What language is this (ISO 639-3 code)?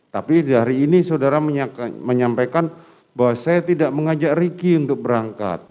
ind